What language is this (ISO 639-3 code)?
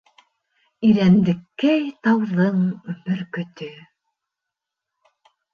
bak